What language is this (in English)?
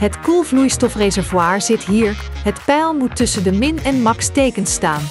Dutch